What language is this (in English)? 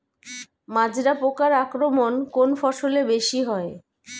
Bangla